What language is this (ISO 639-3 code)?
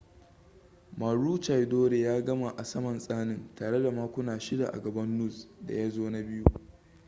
hau